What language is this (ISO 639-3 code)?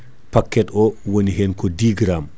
ful